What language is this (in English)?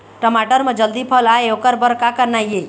Chhattisgarhi